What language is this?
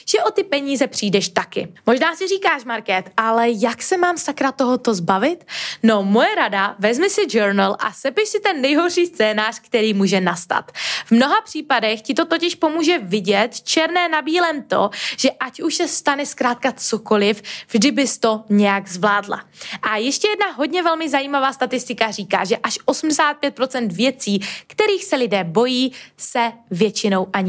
Czech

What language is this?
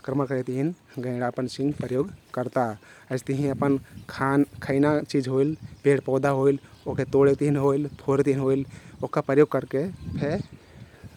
Kathoriya Tharu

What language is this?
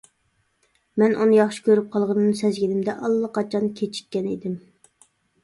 Uyghur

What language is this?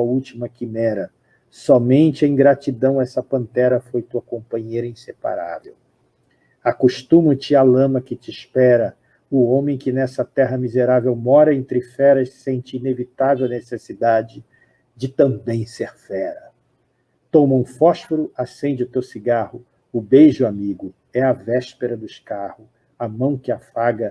Portuguese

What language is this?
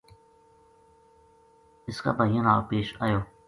Gujari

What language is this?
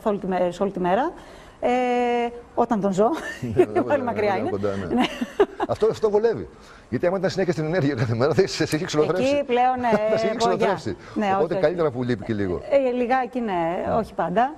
Greek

